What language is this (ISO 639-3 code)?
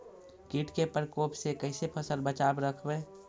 mag